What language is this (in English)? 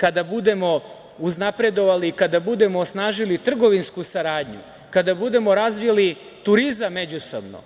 Serbian